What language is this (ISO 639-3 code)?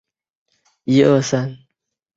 zho